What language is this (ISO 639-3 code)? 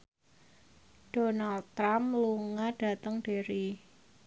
jav